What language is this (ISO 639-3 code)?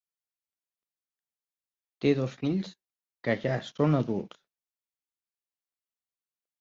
cat